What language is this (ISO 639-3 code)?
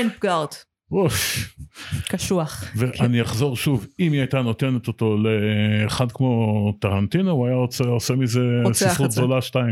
heb